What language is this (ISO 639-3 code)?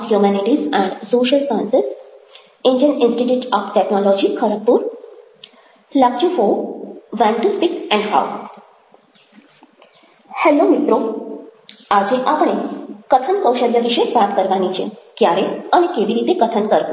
guj